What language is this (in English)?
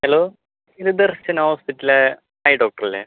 Malayalam